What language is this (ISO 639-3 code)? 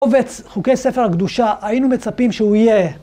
heb